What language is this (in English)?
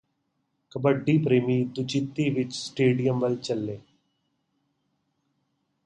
Punjabi